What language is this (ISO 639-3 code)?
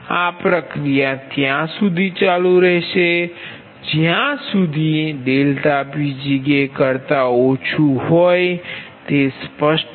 guj